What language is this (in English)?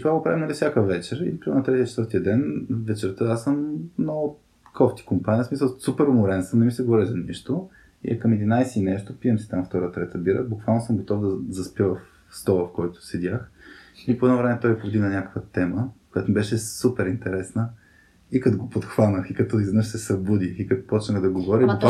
Bulgarian